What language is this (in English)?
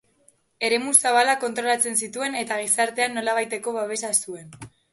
Basque